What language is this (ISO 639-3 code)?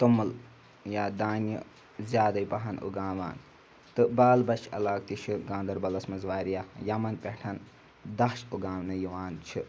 kas